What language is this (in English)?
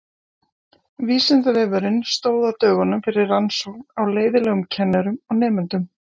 Icelandic